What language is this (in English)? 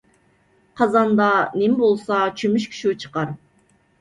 Uyghur